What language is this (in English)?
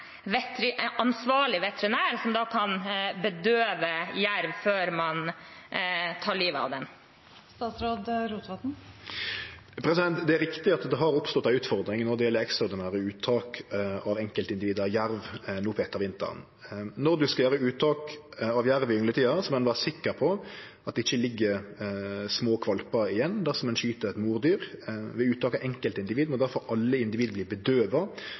Norwegian